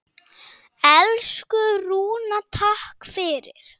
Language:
Icelandic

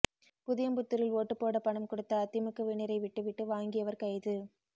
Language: Tamil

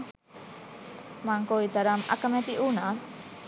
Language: Sinhala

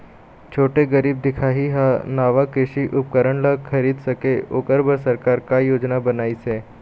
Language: Chhattisgarhi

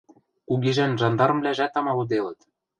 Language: Western Mari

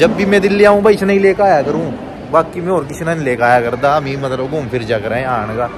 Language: Hindi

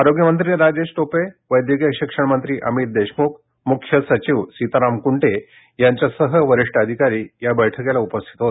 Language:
Marathi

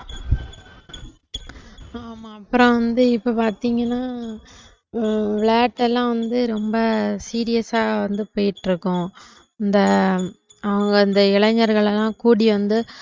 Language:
Tamil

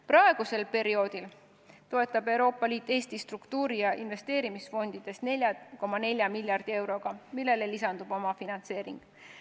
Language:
Estonian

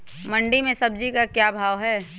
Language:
Magahi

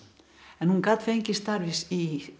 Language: Icelandic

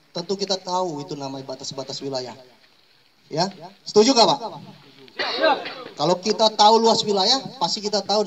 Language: Indonesian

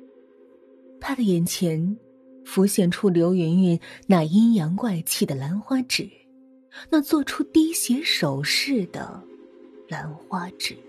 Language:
Chinese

